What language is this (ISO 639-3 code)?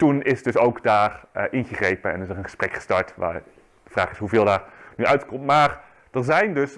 nld